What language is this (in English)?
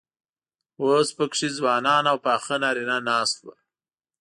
Pashto